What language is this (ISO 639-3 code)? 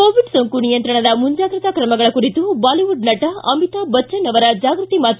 kan